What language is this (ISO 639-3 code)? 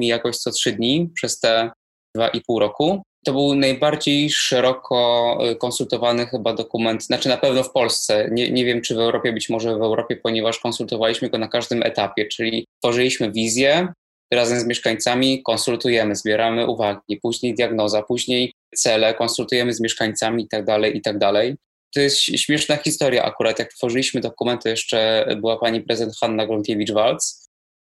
pol